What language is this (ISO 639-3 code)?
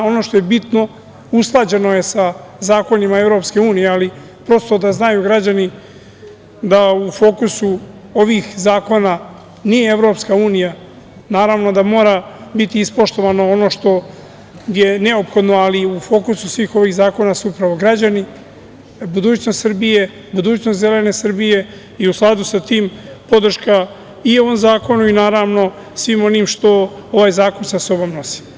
srp